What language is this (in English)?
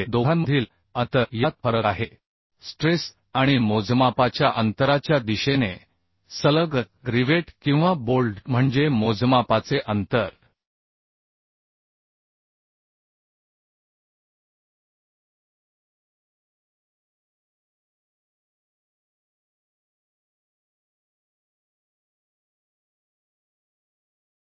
Marathi